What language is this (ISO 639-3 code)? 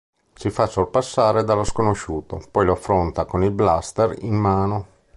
ita